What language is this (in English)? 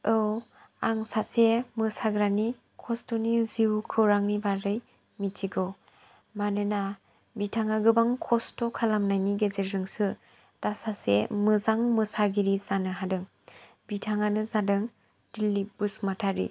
Bodo